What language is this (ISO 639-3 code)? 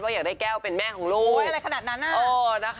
tha